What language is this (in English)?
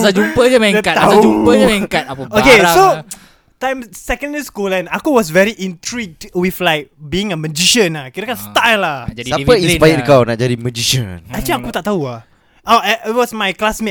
Malay